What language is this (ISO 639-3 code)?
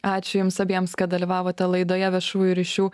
lit